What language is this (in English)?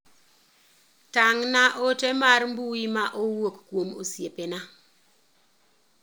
Luo (Kenya and Tanzania)